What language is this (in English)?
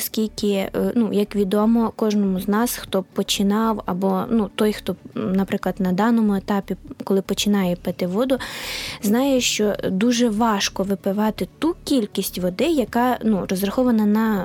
Ukrainian